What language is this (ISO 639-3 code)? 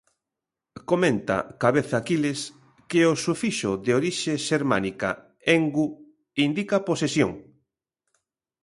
glg